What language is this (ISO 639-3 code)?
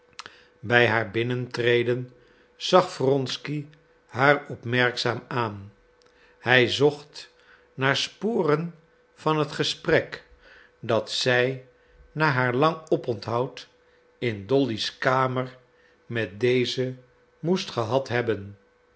nld